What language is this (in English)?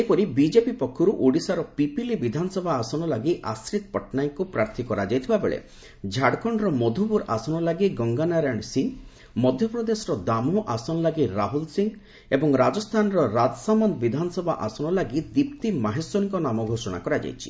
Odia